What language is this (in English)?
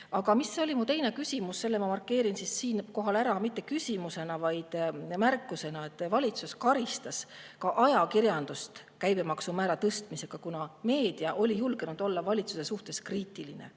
Estonian